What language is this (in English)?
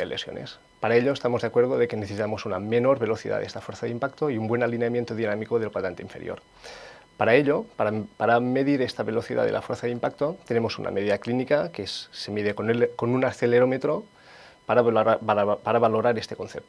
Spanish